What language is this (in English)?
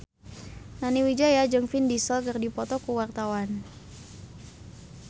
Sundanese